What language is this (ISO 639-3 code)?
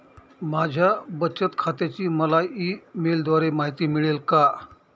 mar